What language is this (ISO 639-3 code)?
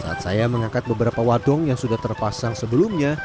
ind